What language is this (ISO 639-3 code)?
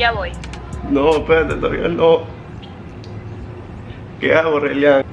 spa